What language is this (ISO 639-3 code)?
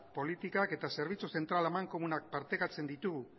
eus